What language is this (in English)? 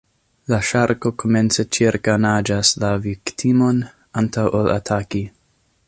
Esperanto